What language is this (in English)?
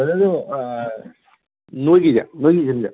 Manipuri